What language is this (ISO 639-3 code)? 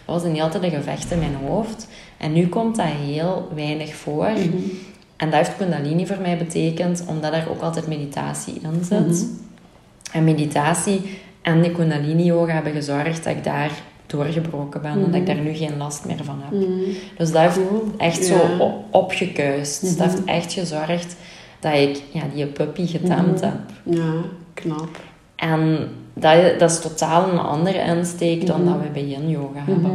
nld